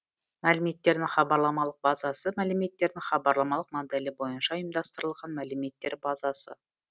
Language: Kazakh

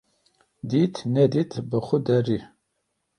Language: Kurdish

